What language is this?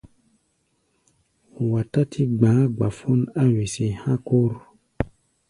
Gbaya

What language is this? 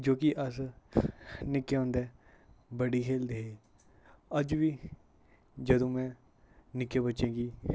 Dogri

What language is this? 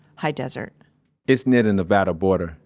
English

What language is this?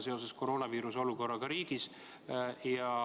Estonian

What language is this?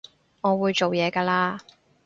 Cantonese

